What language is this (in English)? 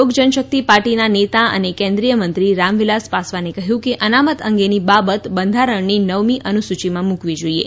Gujarati